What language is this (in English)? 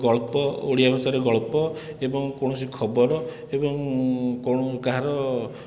Odia